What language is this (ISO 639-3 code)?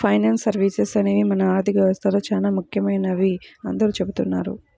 tel